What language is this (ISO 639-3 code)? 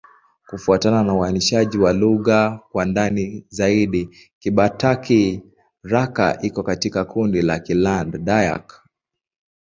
swa